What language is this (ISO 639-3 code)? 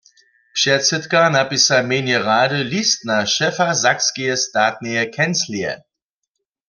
hsb